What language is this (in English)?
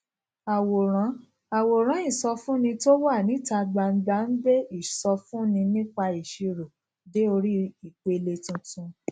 Yoruba